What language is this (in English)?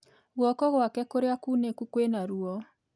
Kikuyu